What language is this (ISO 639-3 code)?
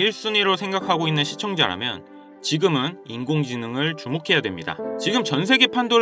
kor